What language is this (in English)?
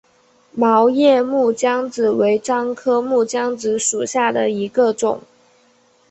Chinese